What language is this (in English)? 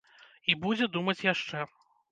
Belarusian